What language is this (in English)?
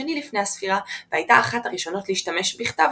Hebrew